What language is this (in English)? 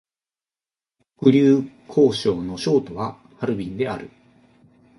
Japanese